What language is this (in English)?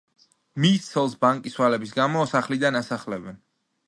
Georgian